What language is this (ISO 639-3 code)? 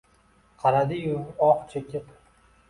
uzb